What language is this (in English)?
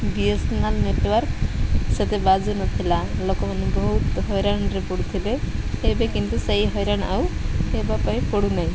Odia